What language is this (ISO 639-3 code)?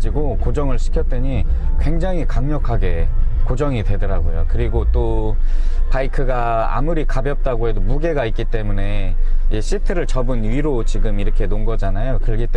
kor